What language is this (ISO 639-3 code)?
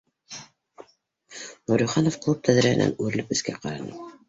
bak